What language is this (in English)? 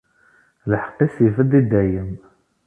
Kabyle